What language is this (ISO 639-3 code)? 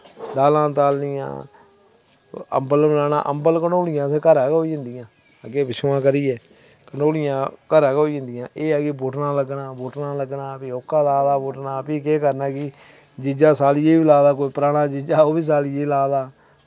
doi